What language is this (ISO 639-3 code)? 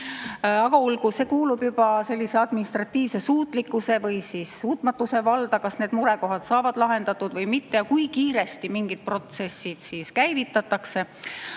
est